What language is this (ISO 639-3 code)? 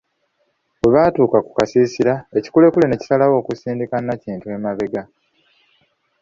lug